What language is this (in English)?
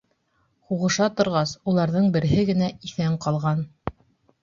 Bashkir